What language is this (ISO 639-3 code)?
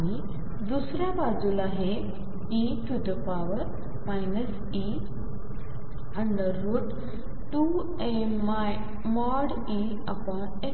mar